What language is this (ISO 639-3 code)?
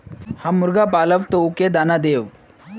mag